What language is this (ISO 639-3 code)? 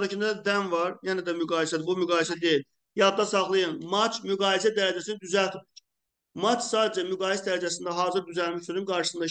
tur